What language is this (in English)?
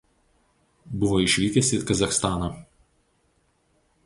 Lithuanian